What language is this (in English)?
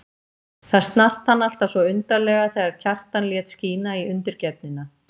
Icelandic